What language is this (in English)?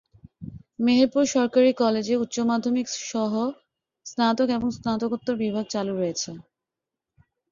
Bangla